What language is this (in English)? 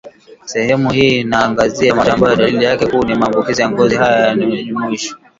Swahili